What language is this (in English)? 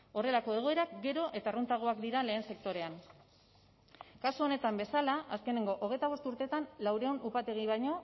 Basque